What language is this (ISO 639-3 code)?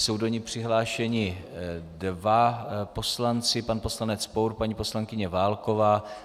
ces